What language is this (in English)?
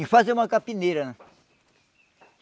Portuguese